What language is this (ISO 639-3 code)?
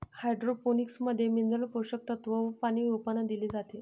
mar